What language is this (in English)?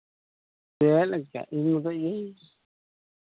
Santali